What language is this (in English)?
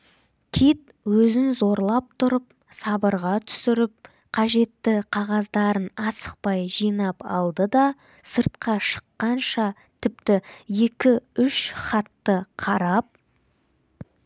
Kazakh